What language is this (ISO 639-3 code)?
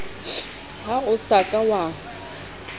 sot